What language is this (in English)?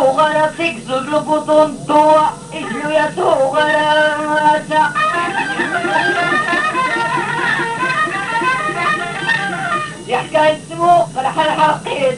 Arabic